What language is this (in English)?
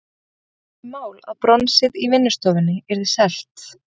Icelandic